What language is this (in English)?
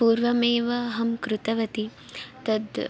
Sanskrit